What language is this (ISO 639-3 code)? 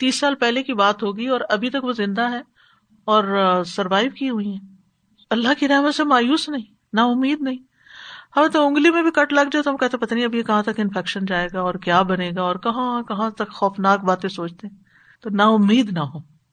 urd